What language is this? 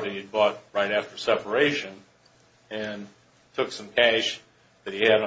English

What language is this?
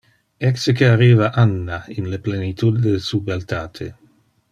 Interlingua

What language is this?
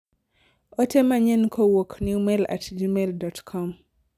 Luo (Kenya and Tanzania)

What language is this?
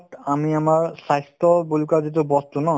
Assamese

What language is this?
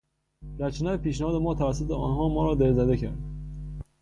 Persian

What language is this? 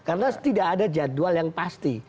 Indonesian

